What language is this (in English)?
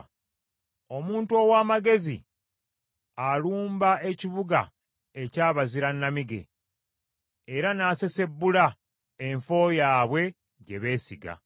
Ganda